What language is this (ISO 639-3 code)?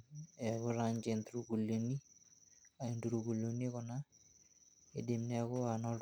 mas